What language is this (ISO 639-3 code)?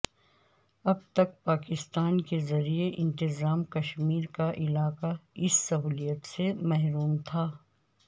urd